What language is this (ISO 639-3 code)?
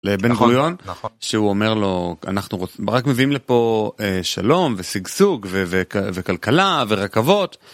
heb